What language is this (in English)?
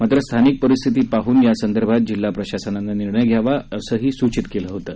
Marathi